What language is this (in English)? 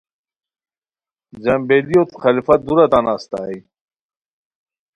Khowar